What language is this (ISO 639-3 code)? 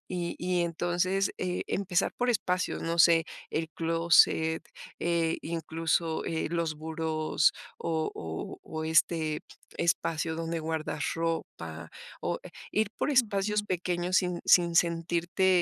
spa